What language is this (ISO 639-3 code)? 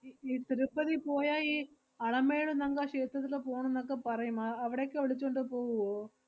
mal